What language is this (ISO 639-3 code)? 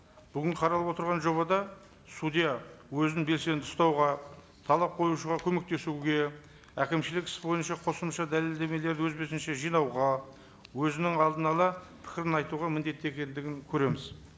kaz